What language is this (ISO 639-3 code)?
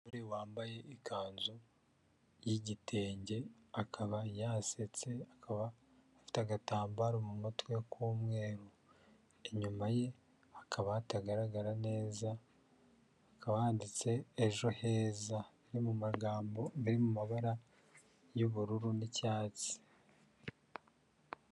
kin